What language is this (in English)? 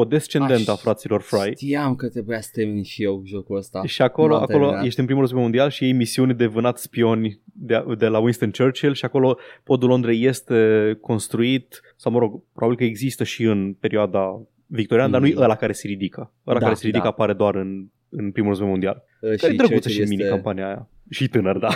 Romanian